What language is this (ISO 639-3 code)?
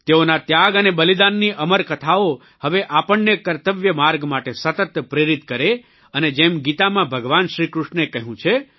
guj